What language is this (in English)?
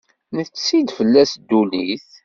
Kabyle